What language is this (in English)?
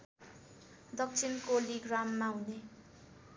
Nepali